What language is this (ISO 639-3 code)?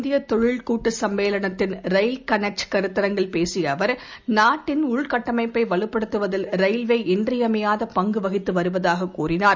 tam